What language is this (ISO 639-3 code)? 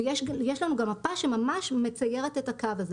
heb